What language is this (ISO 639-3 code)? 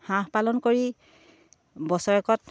asm